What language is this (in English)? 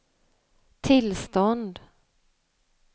Swedish